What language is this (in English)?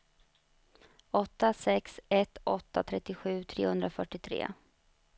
Swedish